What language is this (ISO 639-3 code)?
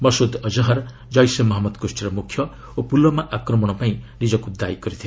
ori